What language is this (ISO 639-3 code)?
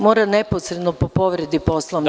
srp